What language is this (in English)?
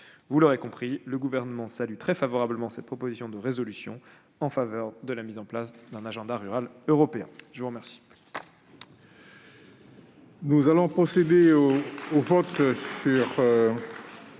French